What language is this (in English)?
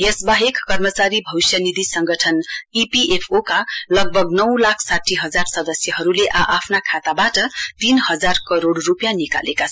Nepali